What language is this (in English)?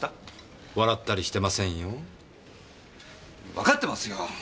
Japanese